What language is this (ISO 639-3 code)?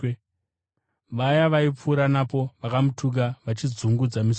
sna